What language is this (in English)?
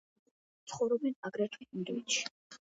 Georgian